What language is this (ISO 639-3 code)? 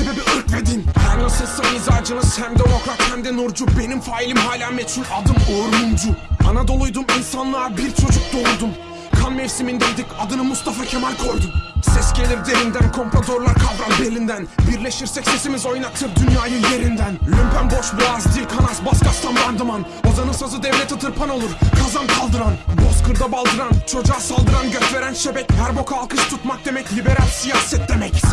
tur